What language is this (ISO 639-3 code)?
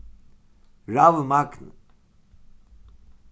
fao